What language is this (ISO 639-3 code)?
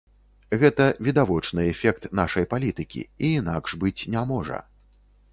bel